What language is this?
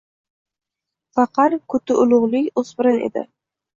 Uzbek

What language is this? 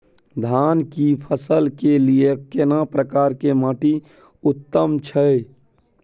Maithili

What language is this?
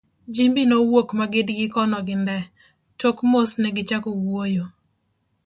Luo (Kenya and Tanzania)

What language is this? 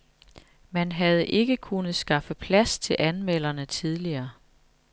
Danish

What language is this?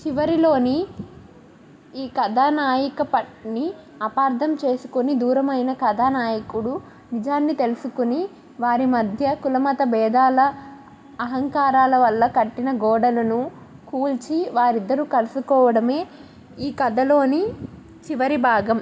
Telugu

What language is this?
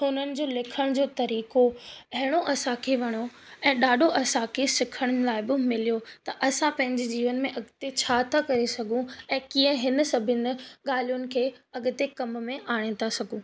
Sindhi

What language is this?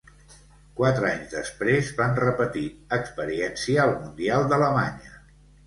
Catalan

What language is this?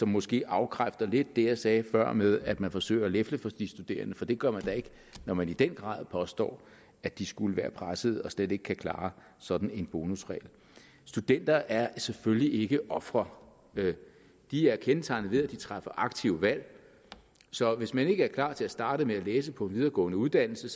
Danish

